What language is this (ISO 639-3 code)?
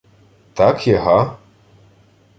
ukr